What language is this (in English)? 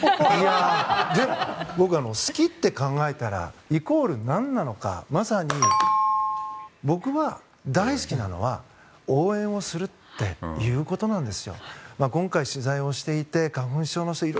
Japanese